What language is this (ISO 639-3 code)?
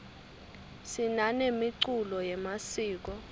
ssw